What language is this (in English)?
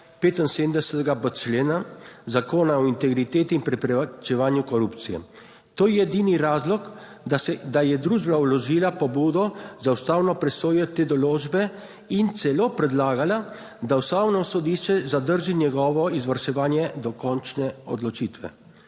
Slovenian